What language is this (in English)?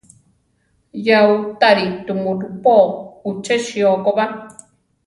Central Tarahumara